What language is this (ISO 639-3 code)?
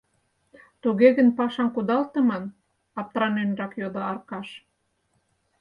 chm